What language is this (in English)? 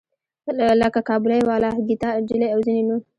Pashto